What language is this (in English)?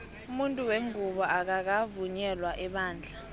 South Ndebele